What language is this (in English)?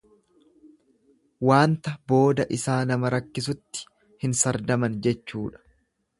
Oromo